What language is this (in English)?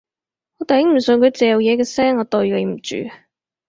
Cantonese